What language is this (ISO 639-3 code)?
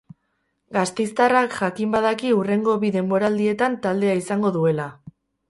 eus